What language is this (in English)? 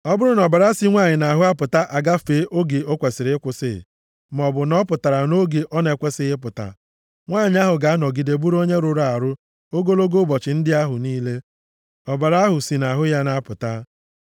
Igbo